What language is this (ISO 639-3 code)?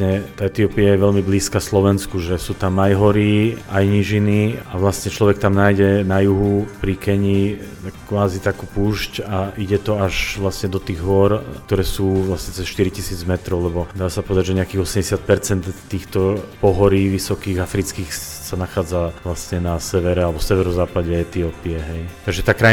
slk